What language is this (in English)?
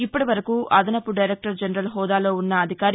Telugu